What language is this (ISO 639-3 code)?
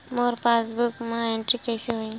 hne